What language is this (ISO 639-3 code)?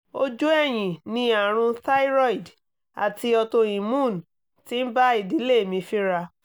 yor